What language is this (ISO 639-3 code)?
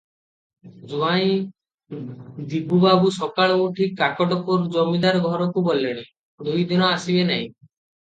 ori